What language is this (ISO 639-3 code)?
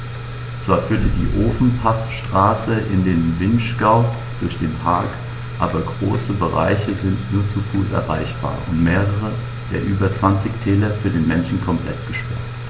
deu